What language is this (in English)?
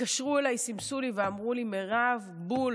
Hebrew